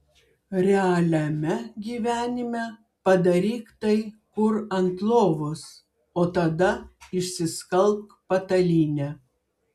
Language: Lithuanian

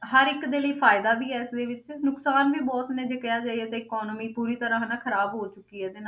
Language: Punjabi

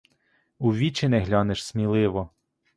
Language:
Ukrainian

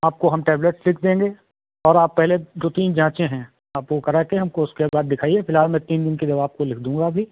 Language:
Hindi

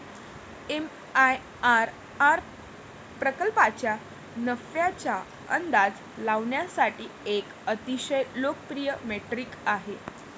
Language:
Marathi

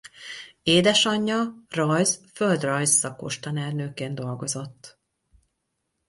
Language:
Hungarian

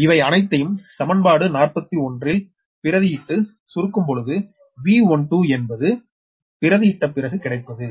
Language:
Tamil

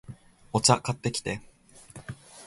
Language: Japanese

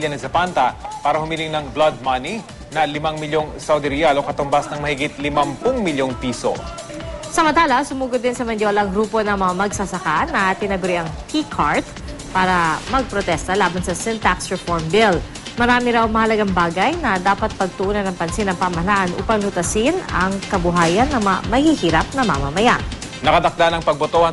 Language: Filipino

